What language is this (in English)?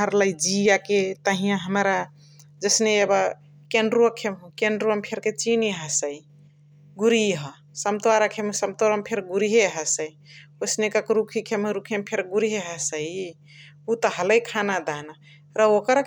Chitwania Tharu